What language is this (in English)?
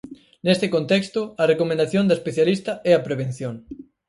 Galician